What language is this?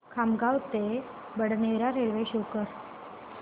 Marathi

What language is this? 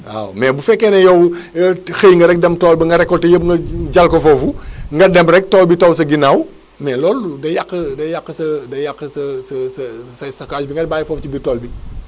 Wolof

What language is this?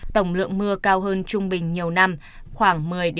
Vietnamese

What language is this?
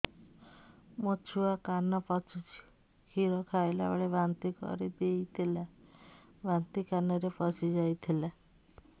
Odia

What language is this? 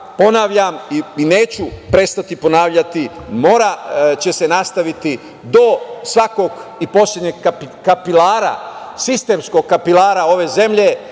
Serbian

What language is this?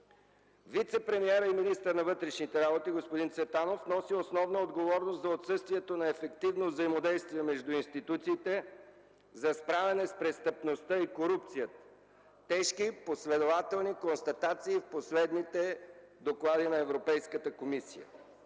Bulgarian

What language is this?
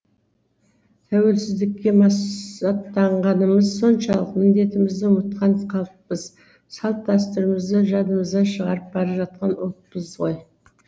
Kazakh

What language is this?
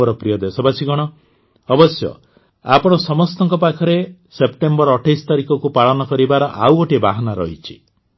Odia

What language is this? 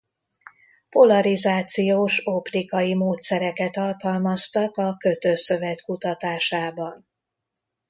Hungarian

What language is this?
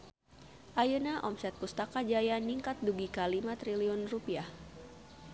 Sundanese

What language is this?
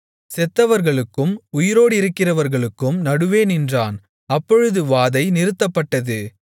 Tamil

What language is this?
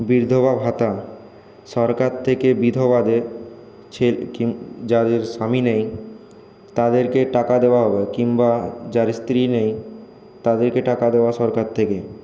Bangla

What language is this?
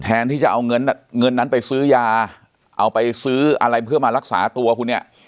Thai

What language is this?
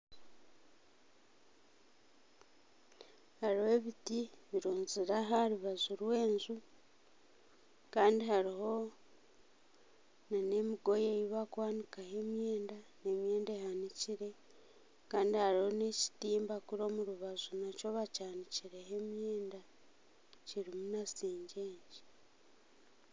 Nyankole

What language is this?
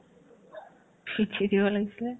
Assamese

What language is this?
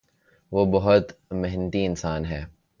Urdu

